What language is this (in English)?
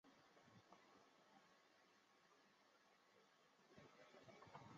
Chinese